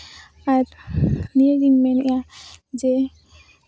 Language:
Santali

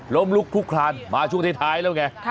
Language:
Thai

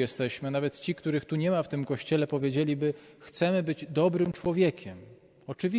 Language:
Polish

